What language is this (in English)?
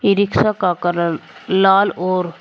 Hindi